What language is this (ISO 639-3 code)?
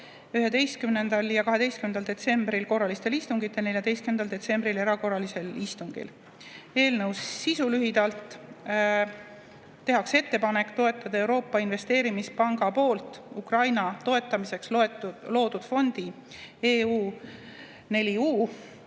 est